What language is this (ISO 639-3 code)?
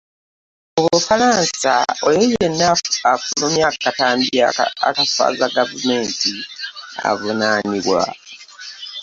lug